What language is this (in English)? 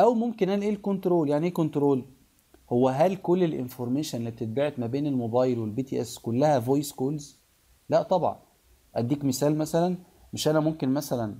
Arabic